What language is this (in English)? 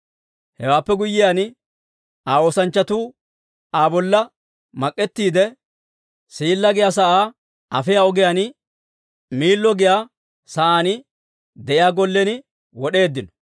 Dawro